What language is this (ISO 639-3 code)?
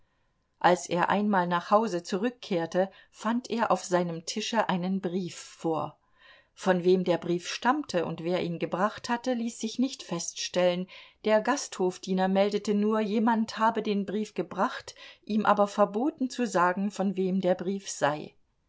deu